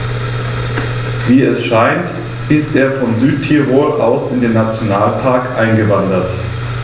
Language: German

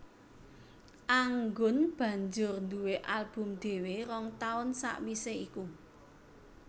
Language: Javanese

